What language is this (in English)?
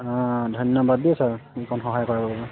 Assamese